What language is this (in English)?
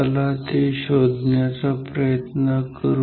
Marathi